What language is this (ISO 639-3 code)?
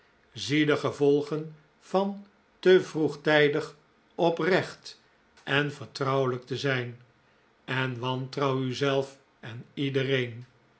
nld